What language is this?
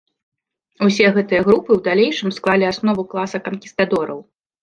Belarusian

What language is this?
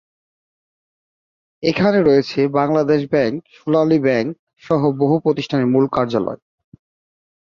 Bangla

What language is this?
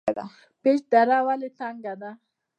Pashto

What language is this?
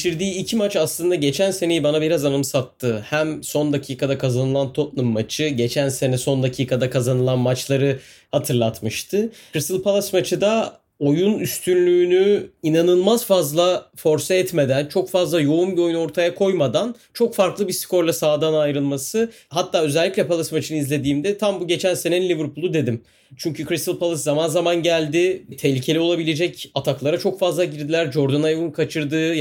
Turkish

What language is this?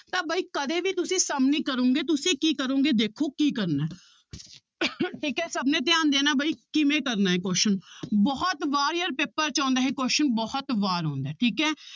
Punjabi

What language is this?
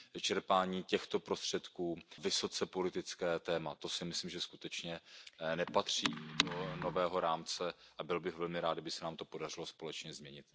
Czech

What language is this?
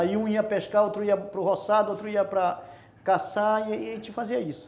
Portuguese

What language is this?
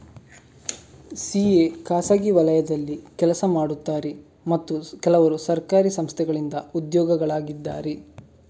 Kannada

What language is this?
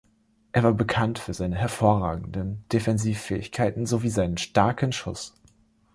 German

